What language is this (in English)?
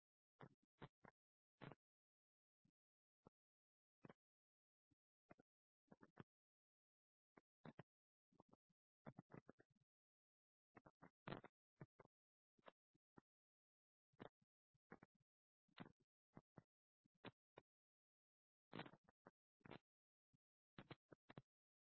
Telugu